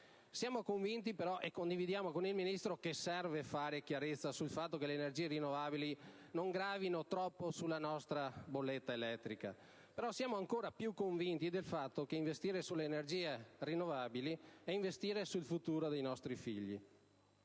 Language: Italian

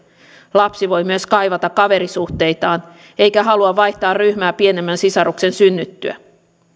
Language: Finnish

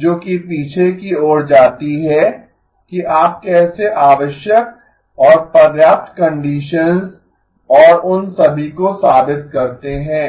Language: Hindi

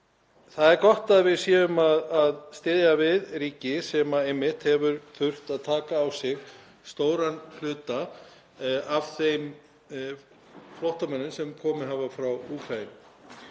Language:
Icelandic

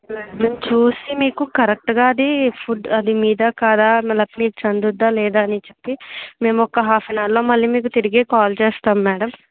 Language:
Telugu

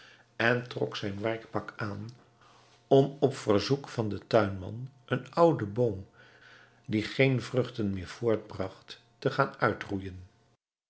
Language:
Dutch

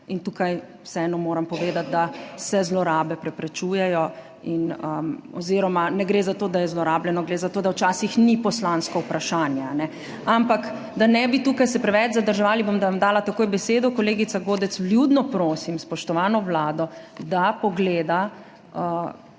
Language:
Slovenian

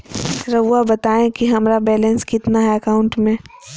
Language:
Magahi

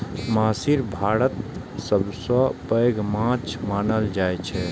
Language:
Maithili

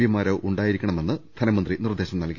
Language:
Malayalam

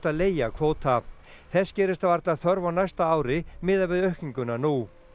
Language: Icelandic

